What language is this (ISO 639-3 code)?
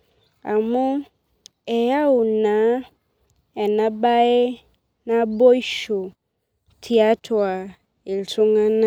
mas